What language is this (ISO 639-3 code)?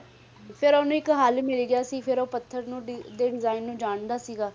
pan